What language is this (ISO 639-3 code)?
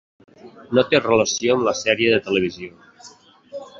cat